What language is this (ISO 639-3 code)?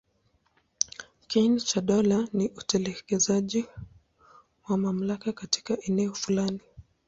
swa